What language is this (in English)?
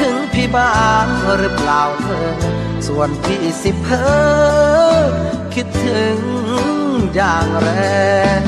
Thai